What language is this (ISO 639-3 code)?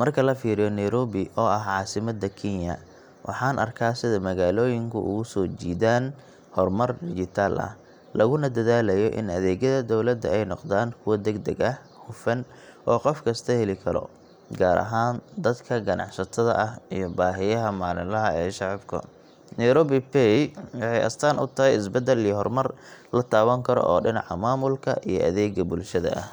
som